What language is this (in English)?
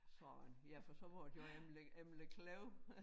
Danish